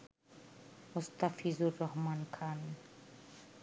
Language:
Bangla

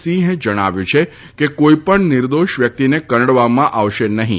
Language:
Gujarati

